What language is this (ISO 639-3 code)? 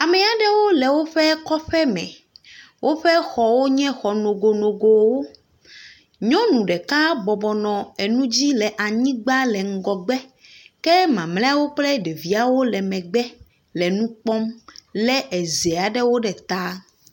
ewe